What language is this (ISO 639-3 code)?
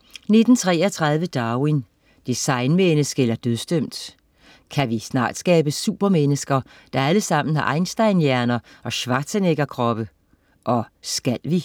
dan